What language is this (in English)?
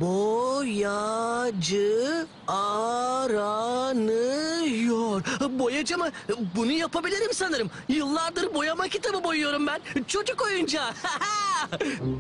Turkish